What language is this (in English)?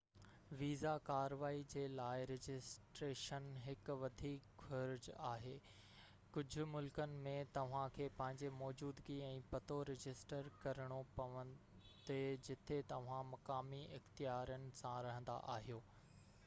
Sindhi